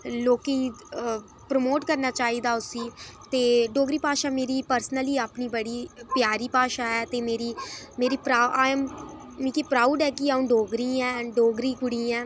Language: Dogri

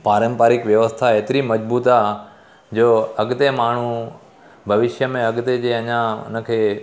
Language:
Sindhi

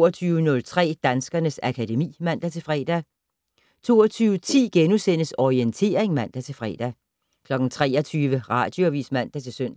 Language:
Danish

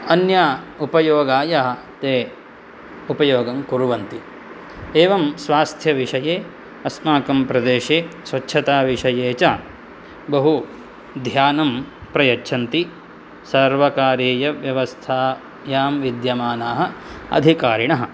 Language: Sanskrit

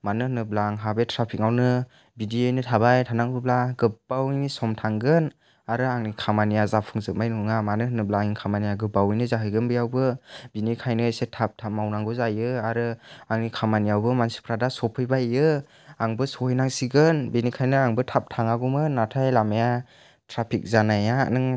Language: Bodo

